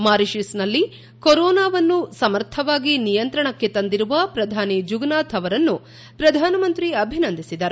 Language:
Kannada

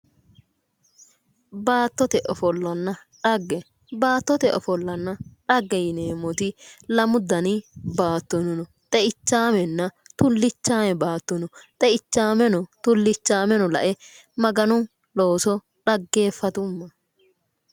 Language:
Sidamo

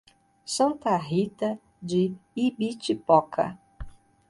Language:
Portuguese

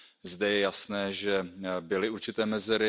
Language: Czech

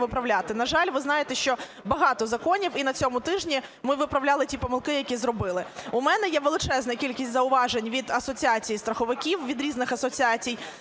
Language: Ukrainian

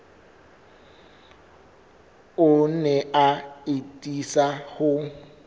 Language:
Southern Sotho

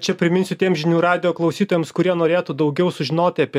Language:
Lithuanian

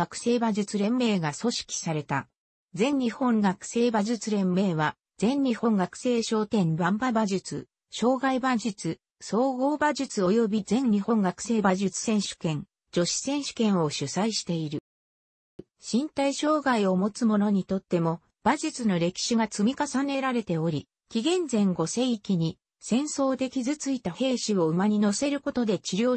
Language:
Japanese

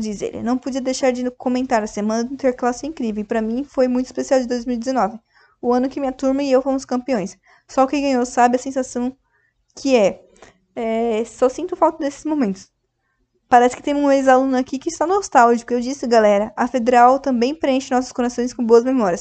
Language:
Portuguese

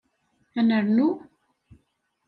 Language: Kabyle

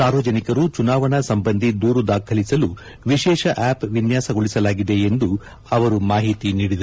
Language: Kannada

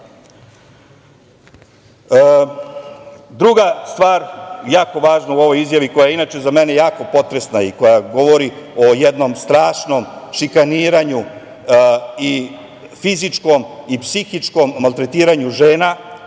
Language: Serbian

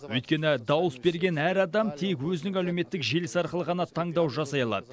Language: Kazakh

